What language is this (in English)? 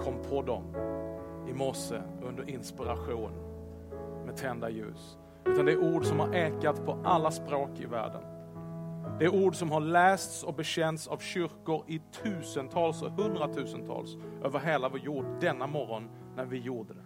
Swedish